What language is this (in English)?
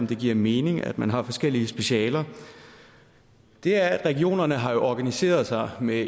Danish